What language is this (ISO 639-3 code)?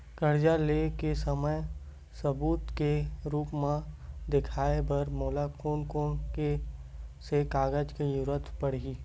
hne